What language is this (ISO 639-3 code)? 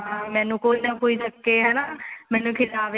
pan